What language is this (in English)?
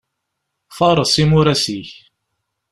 Kabyle